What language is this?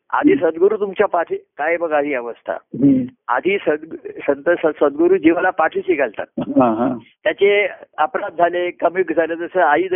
Marathi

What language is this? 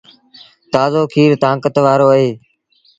Sindhi Bhil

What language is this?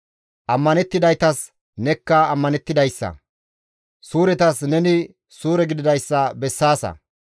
Gamo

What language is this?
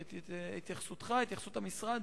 Hebrew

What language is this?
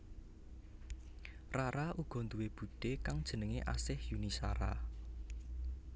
Javanese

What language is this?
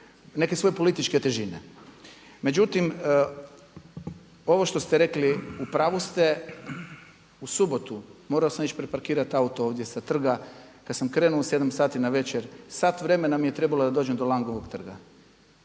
Croatian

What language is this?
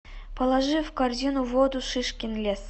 Russian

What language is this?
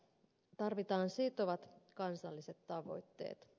Finnish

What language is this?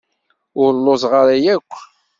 Kabyle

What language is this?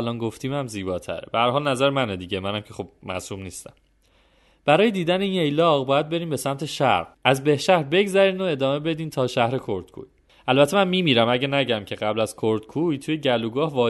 Persian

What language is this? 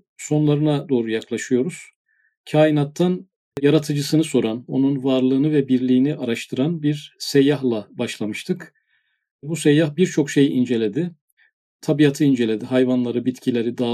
Turkish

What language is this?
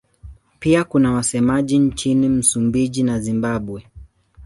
Swahili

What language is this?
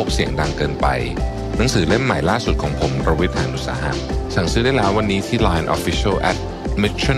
Thai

